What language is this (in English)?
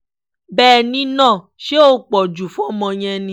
Yoruba